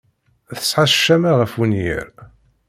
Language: Kabyle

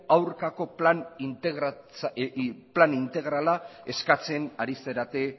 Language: Basque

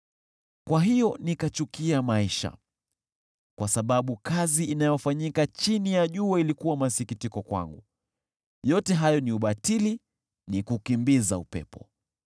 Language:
Swahili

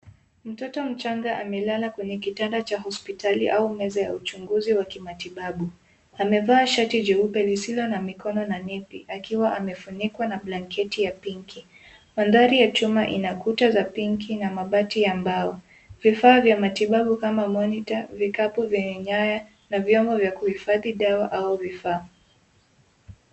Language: Swahili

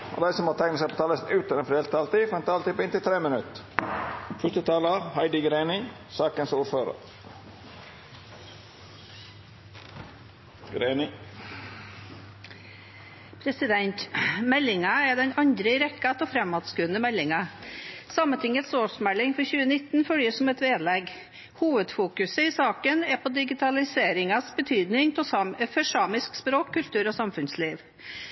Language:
Norwegian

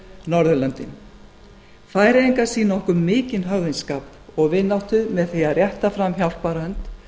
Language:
Icelandic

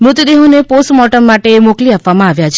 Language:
Gujarati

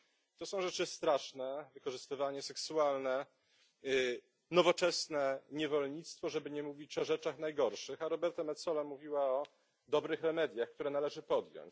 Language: Polish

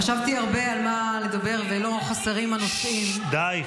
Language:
Hebrew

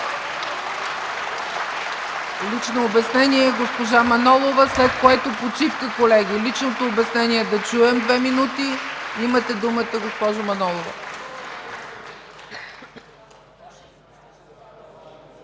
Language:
Bulgarian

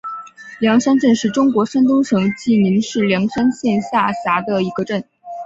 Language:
Chinese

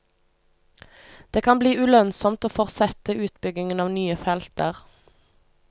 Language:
Norwegian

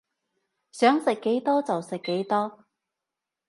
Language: Cantonese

